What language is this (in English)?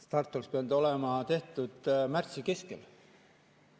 Estonian